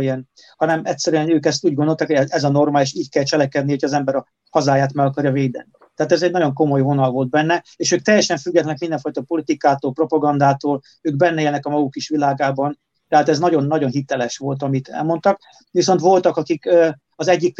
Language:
Hungarian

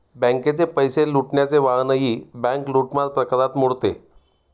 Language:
Marathi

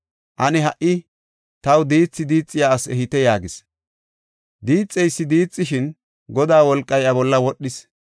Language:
Gofa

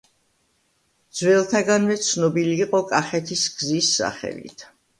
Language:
Georgian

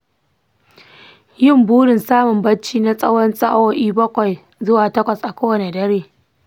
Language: Hausa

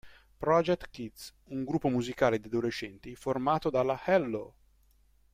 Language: Italian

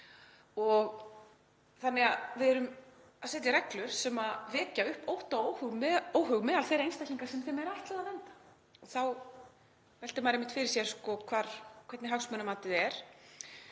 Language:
Icelandic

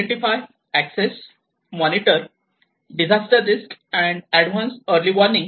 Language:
Marathi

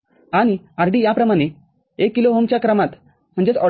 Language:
Marathi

